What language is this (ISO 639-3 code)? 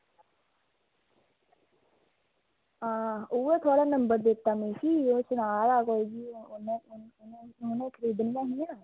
doi